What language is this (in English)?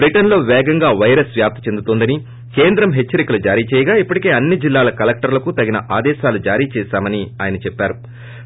Telugu